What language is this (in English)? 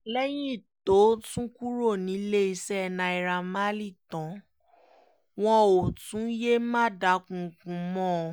Yoruba